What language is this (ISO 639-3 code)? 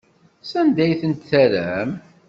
kab